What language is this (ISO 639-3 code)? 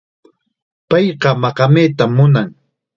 qxa